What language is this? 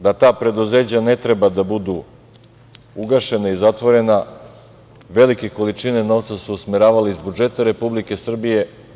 Serbian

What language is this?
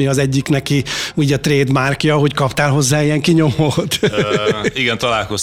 Hungarian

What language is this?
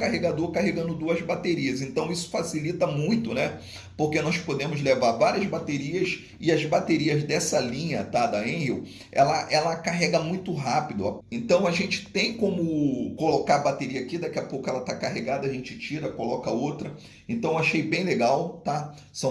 Portuguese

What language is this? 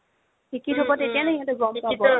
Assamese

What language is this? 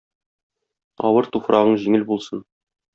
Tatar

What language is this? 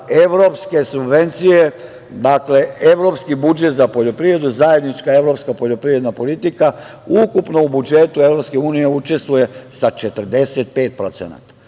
Serbian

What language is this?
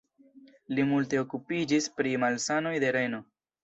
Esperanto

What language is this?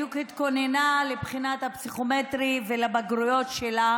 Hebrew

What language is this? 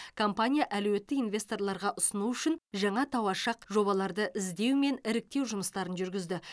Kazakh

